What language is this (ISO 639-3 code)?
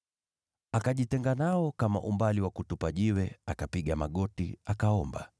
swa